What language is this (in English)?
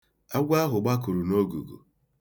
Igbo